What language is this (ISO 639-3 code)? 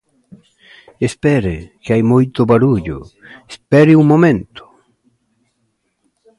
glg